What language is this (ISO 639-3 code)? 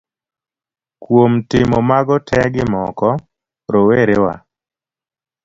luo